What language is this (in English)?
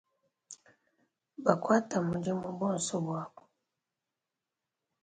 Luba-Lulua